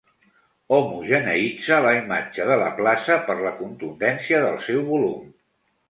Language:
Catalan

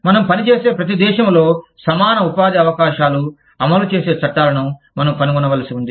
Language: Telugu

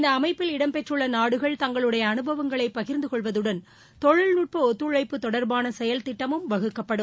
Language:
Tamil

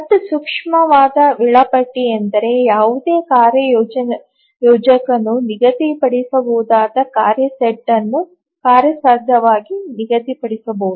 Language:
Kannada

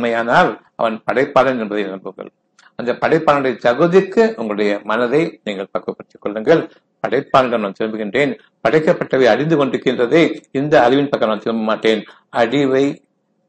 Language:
Tamil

